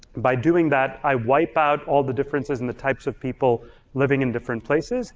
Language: English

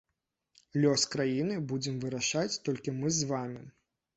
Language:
Belarusian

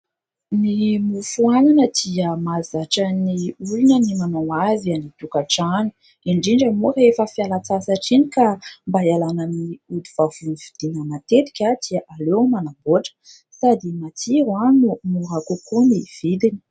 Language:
Malagasy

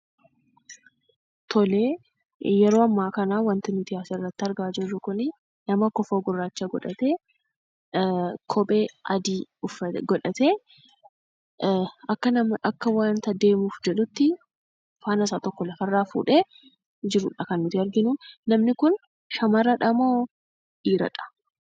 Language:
Oromo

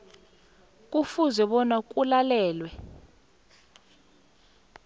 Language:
South Ndebele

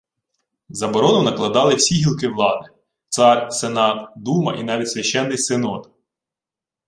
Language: Ukrainian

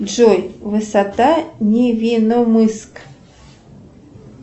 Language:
Russian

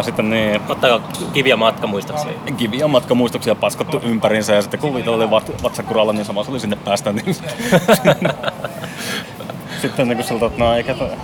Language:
Finnish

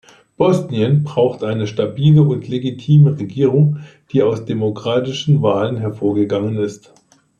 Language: German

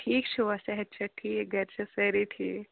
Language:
Kashmiri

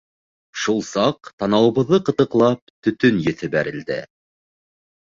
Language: Bashkir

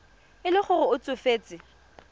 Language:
Tswana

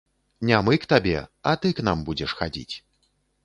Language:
Belarusian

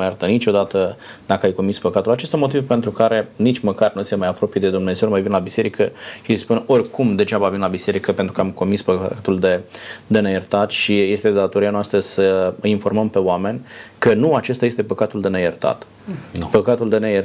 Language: Romanian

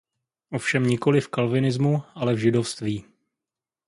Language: Czech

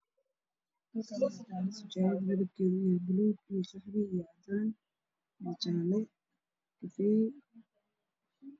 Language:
Somali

